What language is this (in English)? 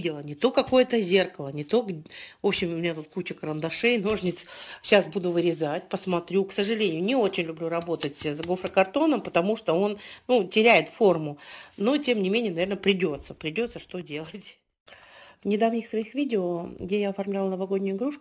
Russian